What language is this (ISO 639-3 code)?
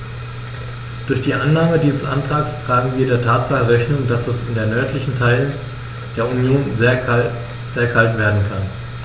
deu